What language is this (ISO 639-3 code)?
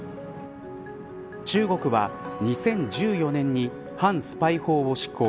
jpn